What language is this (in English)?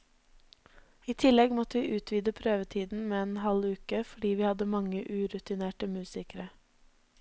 Norwegian